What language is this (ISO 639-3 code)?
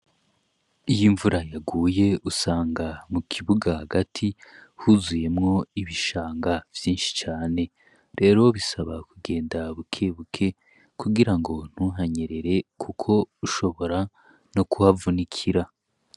run